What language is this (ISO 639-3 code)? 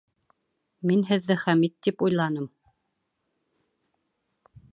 bak